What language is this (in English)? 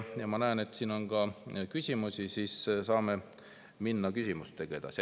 Estonian